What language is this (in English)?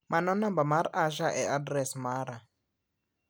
Luo (Kenya and Tanzania)